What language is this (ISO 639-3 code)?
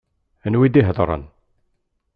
kab